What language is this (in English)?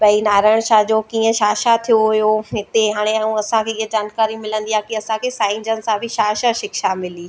Sindhi